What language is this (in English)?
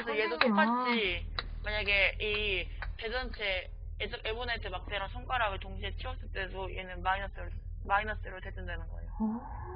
Korean